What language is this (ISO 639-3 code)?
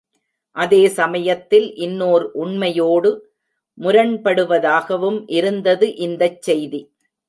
tam